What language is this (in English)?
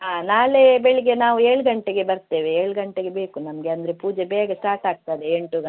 Kannada